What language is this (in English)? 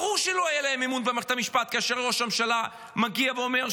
Hebrew